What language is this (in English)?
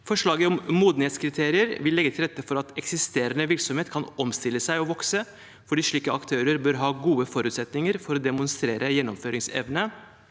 Norwegian